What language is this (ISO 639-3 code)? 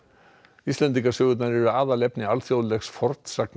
isl